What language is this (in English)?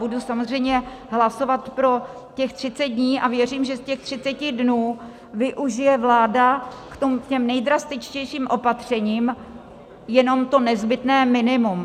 Czech